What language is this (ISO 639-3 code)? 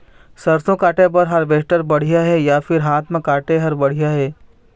hne